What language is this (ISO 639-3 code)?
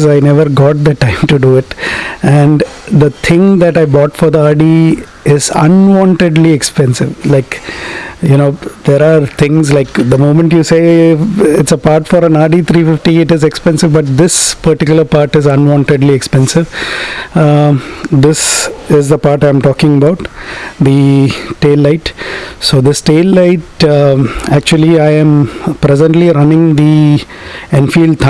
eng